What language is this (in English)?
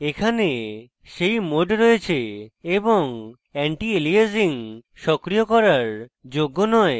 Bangla